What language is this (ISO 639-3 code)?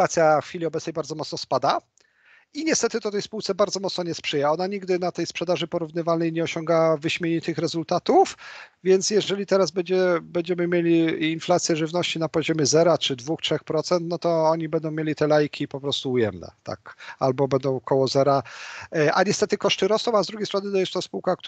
pol